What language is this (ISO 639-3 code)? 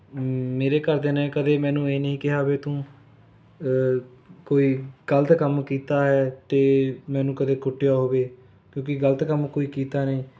pan